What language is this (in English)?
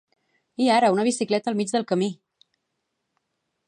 Catalan